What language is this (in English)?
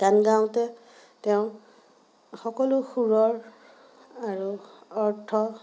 Assamese